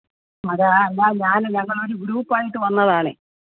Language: Malayalam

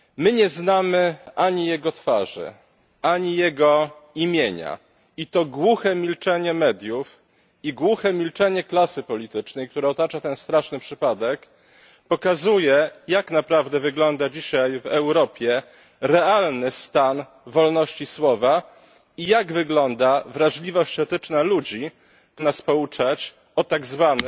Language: Polish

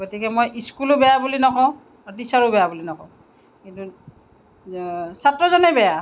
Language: Assamese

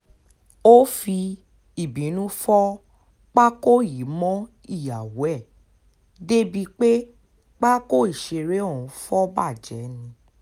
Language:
Yoruba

